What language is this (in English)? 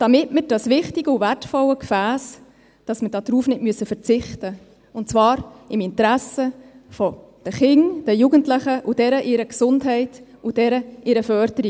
Swiss German